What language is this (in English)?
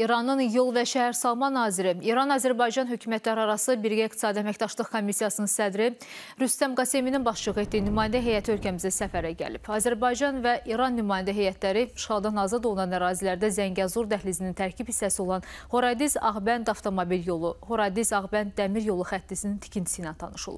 Turkish